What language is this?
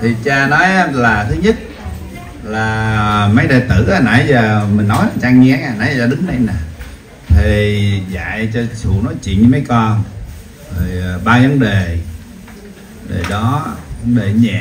Vietnamese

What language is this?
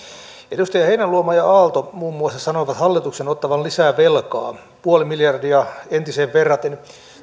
Finnish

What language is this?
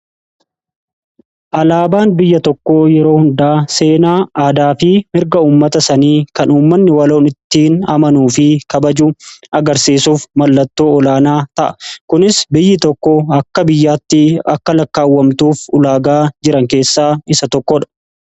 Oromo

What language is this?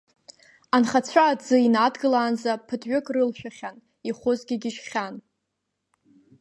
Abkhazian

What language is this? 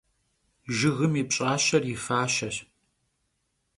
Kabardian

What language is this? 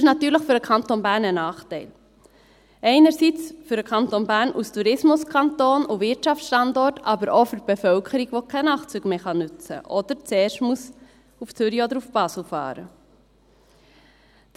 Swiss German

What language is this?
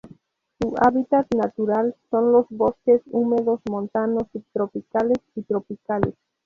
Spanish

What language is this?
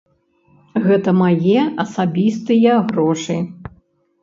Belarusian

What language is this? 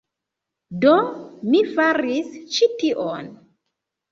Esperanto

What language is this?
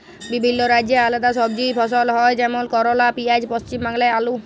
Bangla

